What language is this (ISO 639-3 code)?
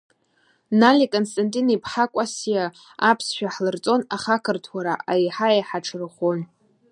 abk